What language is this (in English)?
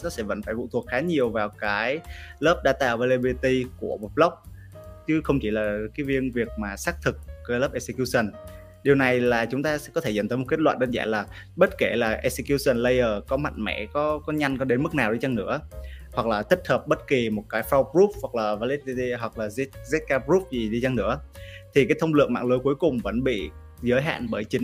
Vietnamese